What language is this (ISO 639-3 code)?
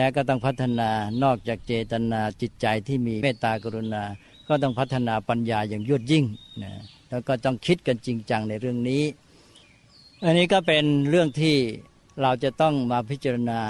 tha